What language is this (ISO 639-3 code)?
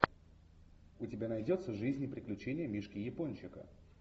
rus